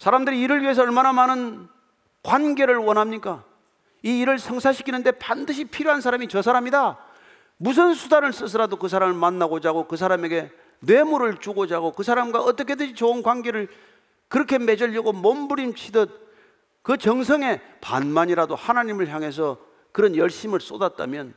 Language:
Korean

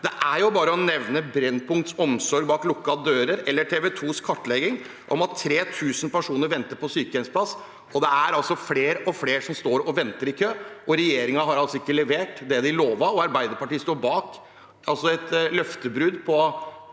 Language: Norwegian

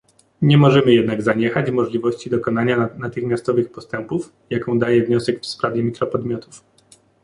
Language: Polish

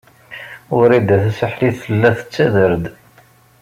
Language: Kabyle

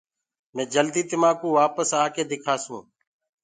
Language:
Gurgula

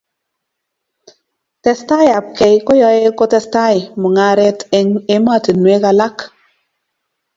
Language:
Kalenjin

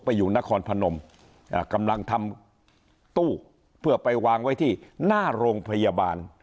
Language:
Thai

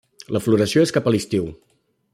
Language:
Catalan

